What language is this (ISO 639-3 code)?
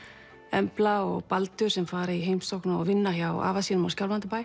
isl